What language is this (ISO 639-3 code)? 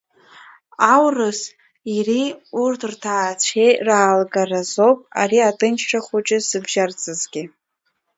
abk